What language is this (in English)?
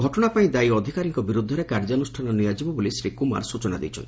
Odia